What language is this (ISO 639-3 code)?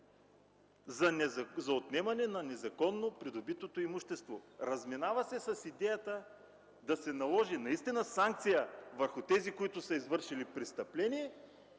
bul